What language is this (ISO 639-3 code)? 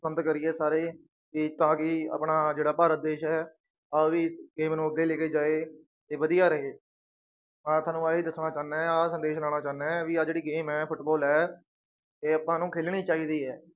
pan